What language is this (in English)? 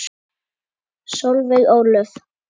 Icelandic